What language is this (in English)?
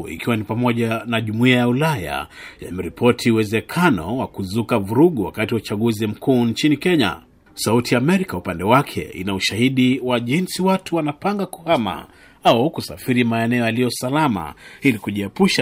Swahili